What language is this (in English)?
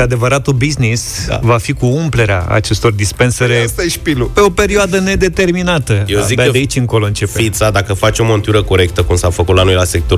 Romanian